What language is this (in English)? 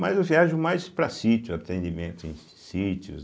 Portuguese